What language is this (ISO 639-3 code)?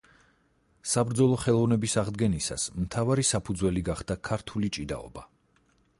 kat